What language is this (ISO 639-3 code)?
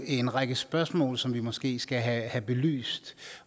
dan